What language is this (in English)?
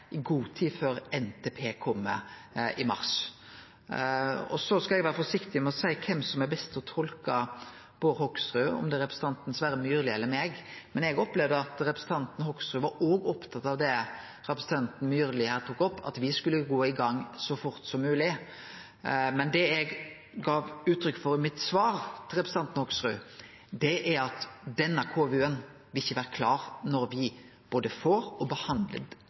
Norwegian Nynorsk